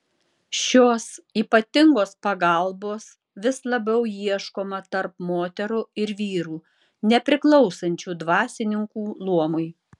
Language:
Lithuanian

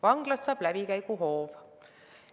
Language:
Estonian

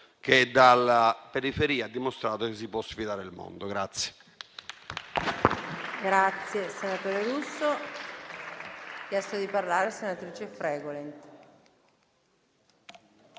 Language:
Italian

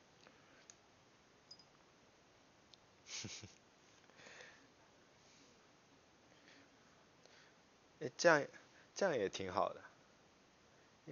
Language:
Chinese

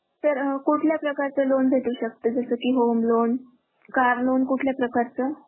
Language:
Marathi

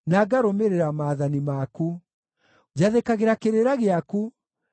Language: Kikuyu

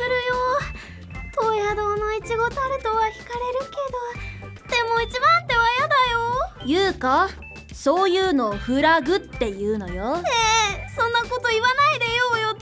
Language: Japanese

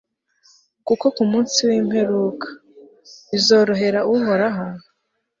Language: Kinyarwanda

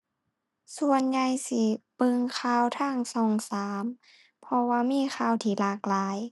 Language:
Thai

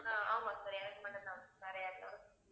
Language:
Tamil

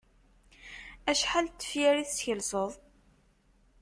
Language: Kabyle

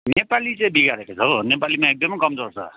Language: Nepali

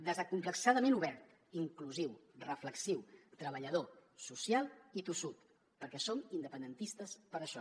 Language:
Catalan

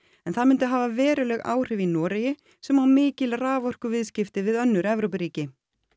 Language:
Icelandic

